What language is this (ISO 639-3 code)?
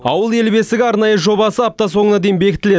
kaz